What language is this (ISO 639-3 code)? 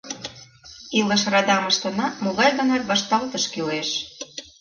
chm